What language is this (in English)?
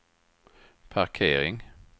Swedish